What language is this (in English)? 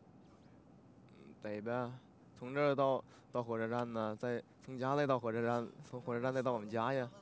Chinese